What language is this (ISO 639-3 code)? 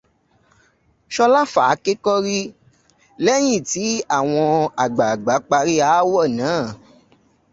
yor